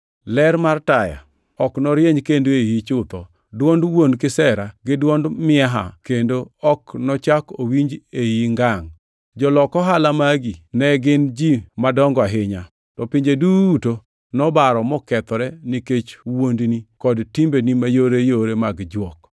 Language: Luo (Kenya and Tanzania)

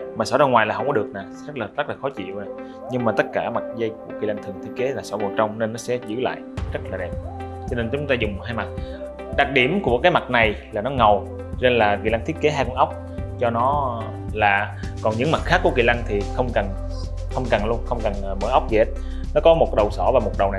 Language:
Vietnamese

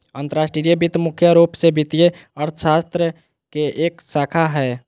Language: Magahi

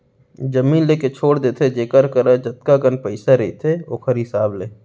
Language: Chhattisgarhi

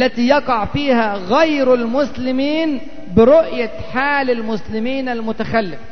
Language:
Arabic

